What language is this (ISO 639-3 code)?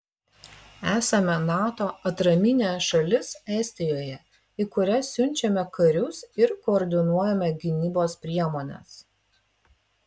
lit